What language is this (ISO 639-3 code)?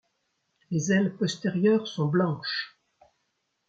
fra